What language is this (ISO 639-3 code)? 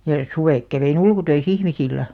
fin